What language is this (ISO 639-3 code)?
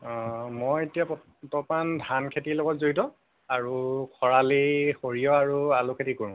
asm